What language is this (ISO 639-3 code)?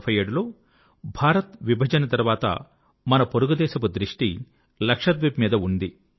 tel